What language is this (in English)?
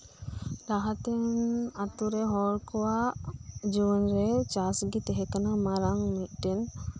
Santali